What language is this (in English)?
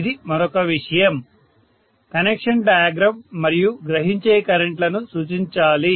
Telugu